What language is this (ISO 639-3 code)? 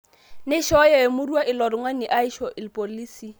mas